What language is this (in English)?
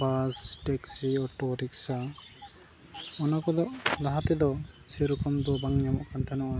Santali